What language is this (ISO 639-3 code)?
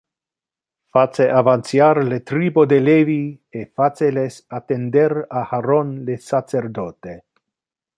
ina